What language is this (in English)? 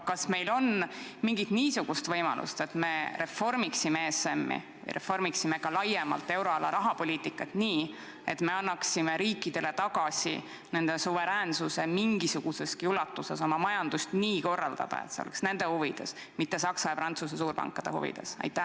Estonian